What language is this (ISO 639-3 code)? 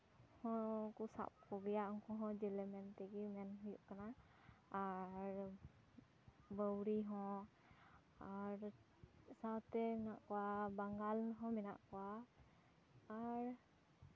sat